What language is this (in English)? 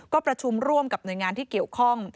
Thai